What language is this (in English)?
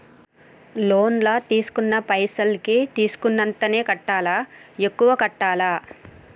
Telugu